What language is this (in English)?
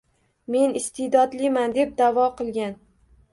Uzbek